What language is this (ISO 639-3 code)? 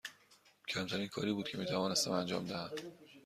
fas